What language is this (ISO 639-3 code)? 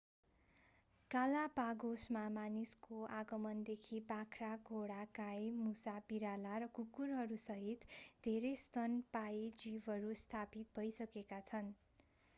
nep